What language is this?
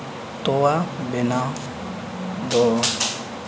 Santali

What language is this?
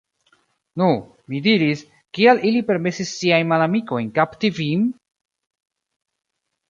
Esperanto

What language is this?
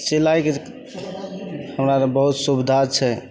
Maithili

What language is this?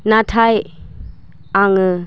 Bodo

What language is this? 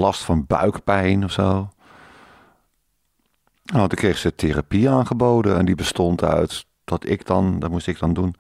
Dutch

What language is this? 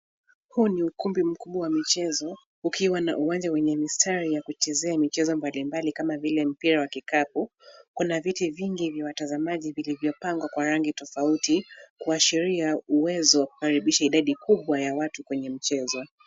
Swahili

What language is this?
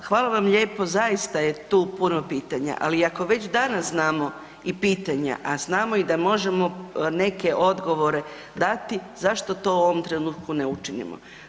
Croatian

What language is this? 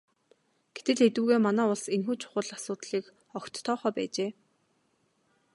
Mongolian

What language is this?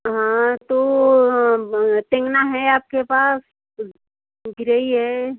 Hindi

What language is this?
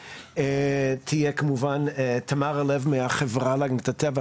Hebrew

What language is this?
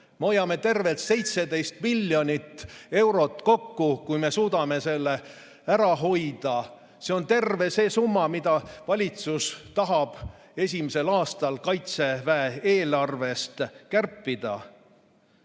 Estonian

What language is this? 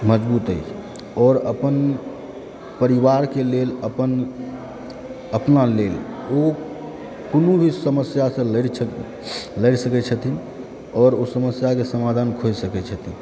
Maithili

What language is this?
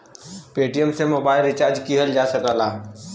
Bhojpuri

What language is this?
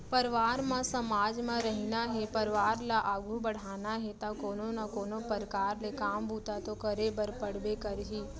Chhattisgarhi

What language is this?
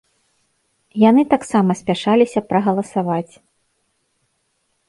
Belarusian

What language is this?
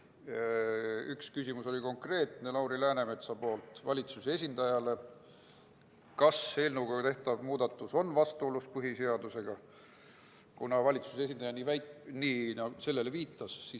Estonian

